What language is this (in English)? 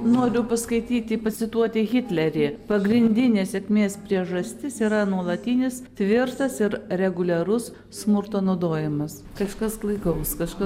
Lithuanian